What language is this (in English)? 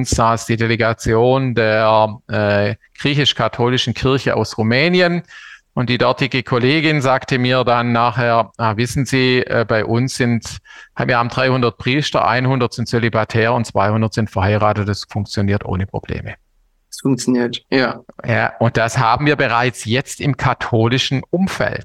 German